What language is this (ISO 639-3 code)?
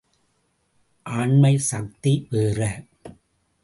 tam